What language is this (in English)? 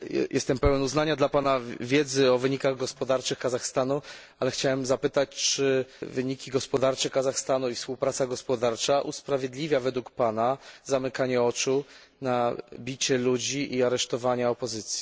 Polish